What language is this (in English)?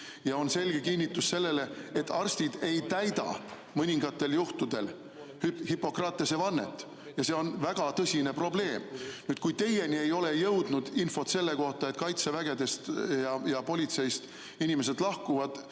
Estonian